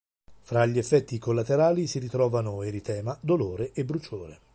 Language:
Italian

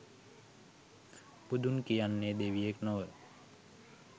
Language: Sinhala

